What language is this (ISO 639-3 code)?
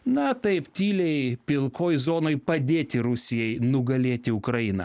lit